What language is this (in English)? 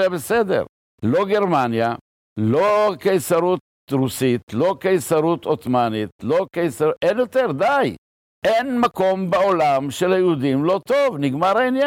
Hebrew